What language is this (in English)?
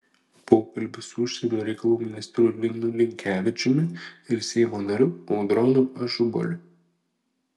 Lithuanian